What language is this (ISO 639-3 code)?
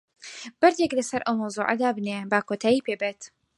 ckb